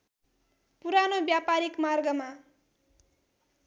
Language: Nepali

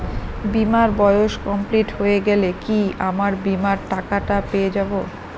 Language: Bangla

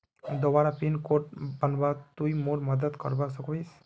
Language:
Magahi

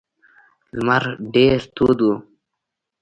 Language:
Pashto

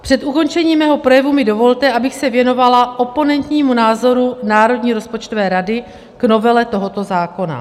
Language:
Czech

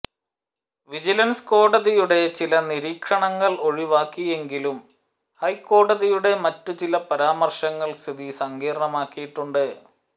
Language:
Malayalam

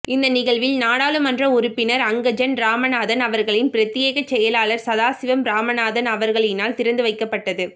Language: Tamil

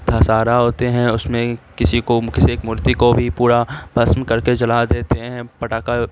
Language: Urdu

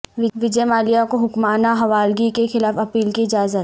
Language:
Urdu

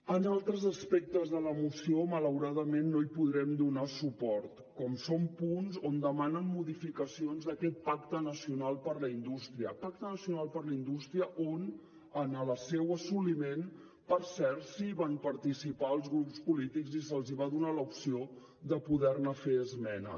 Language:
Catalan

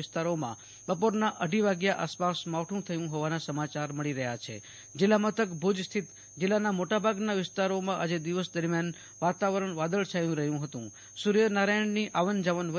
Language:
Gujarati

